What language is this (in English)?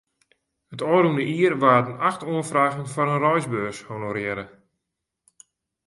Western Frisian